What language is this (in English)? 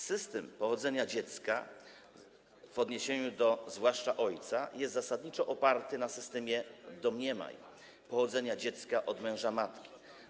Polish